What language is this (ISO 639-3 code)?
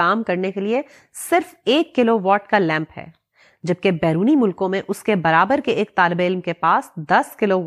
urd